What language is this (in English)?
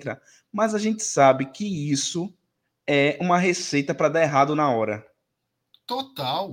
Portuguese